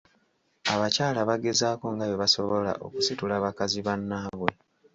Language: Ganda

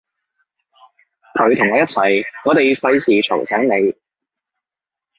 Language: Cantonese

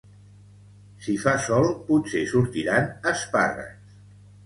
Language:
Catalan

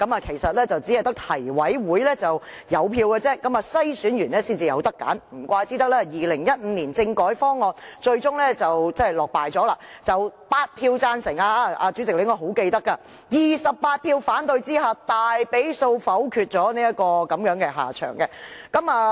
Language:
Cantonese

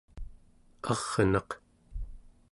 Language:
Central Yupik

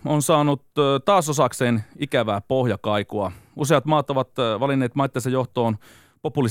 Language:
Finnish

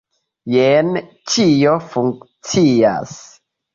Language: Esperanto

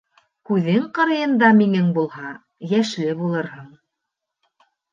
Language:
Bashkir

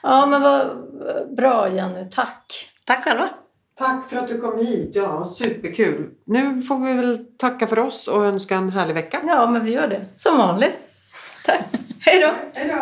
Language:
Swedish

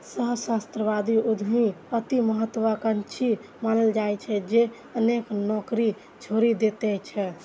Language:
Maithili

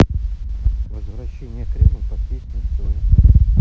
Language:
Russian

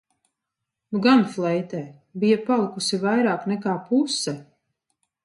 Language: Latvian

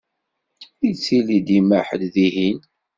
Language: Kabyle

